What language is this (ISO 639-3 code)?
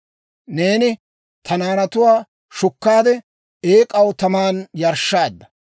dwr